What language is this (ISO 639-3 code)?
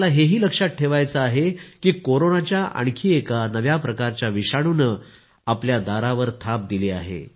mar